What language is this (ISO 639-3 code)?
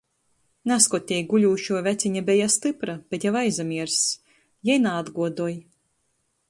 ltg